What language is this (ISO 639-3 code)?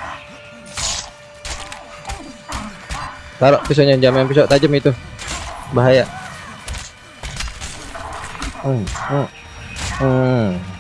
ind